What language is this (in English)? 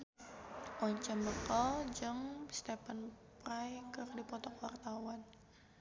Sundanese